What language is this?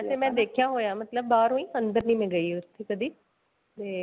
Punjabi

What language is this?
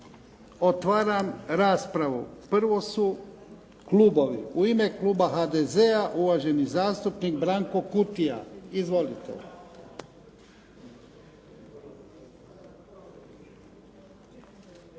Croatian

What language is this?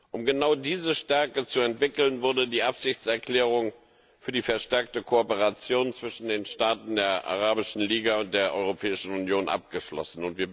German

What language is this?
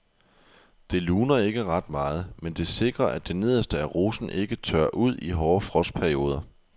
Danish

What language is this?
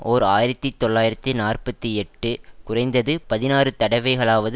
Tamil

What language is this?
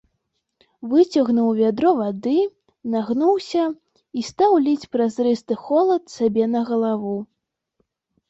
Belarusian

